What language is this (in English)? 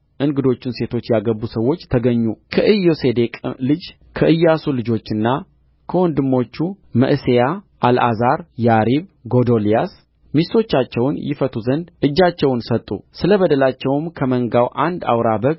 Amharic